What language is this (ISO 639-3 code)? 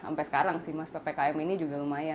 ind